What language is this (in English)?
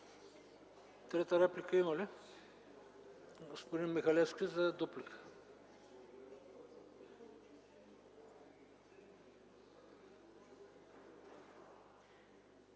Bulgarian